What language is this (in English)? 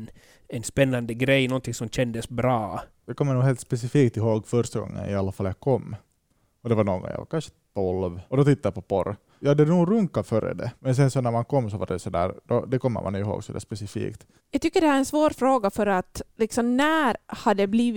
Swedish